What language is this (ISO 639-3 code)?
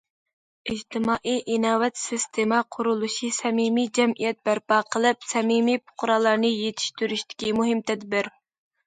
uig